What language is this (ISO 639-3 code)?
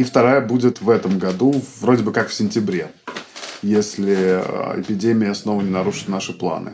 rus